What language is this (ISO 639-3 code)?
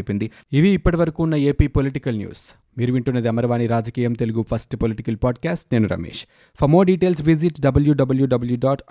tel